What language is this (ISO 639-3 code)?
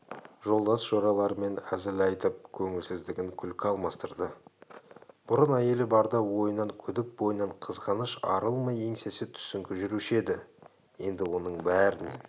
kaz